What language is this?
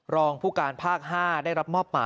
Thai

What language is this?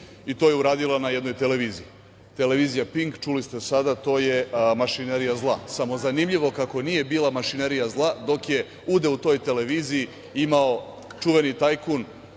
Serbian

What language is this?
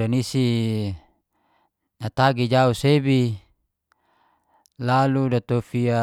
Geser-Gorom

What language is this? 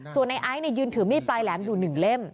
Thai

